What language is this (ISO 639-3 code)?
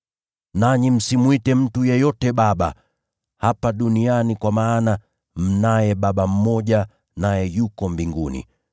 swa